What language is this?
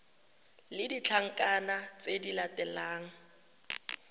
Tswana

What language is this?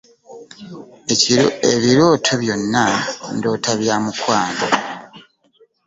Ganda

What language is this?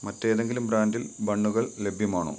Malayalam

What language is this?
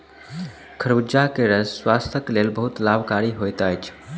Maithili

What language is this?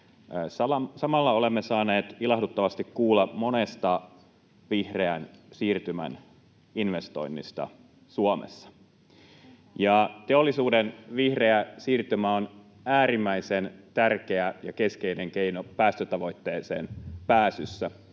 Finnish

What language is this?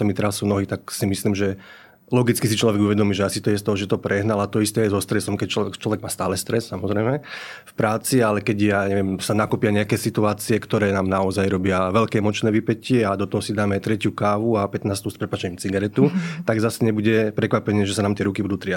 Slovak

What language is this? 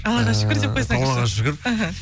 Kazakh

